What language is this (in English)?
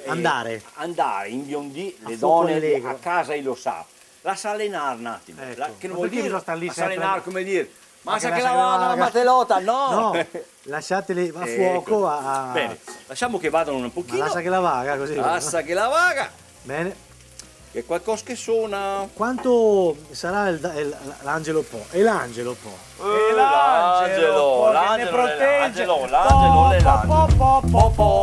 Italian